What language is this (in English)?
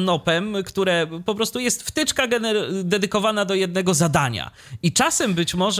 Polish